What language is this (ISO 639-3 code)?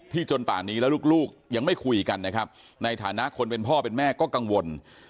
tha